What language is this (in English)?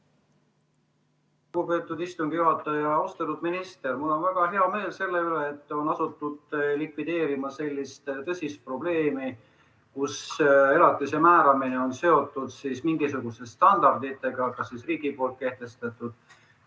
Estonian